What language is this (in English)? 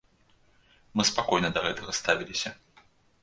Belarusian